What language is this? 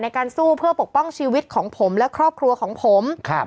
Thai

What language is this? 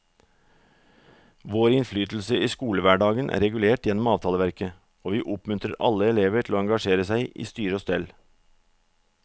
Norwegian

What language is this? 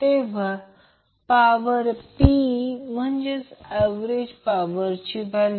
Marathi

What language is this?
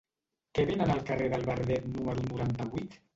Catalan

